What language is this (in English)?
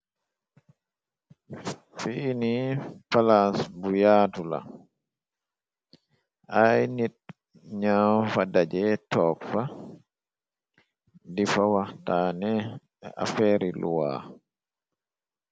Wolof